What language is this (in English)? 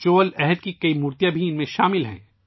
Urdu